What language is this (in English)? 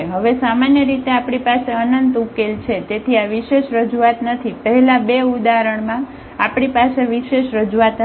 Gujarati